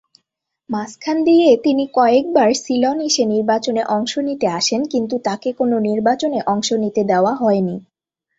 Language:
Bangla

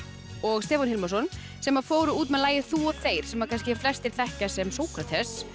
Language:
Icelandic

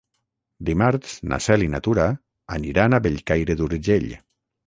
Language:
Catalan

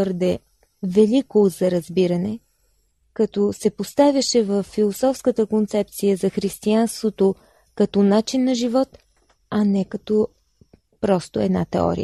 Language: Bulgarian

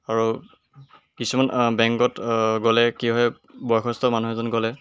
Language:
Assamese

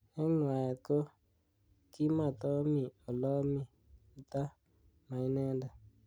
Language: Kalenjin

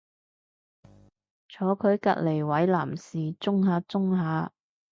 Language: Cantonese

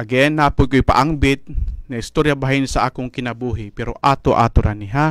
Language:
Filipino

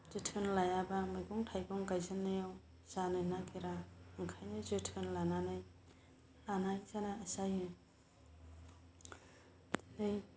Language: Bodo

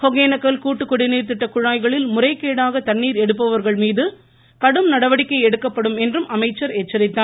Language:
Tamil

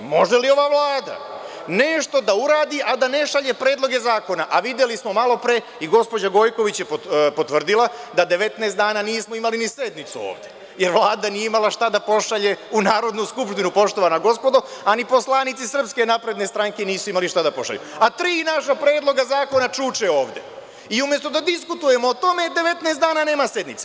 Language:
Serbian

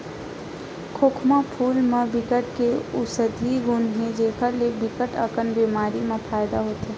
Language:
Chhattisgarhi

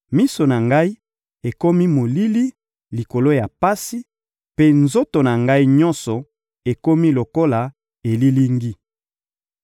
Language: Lingala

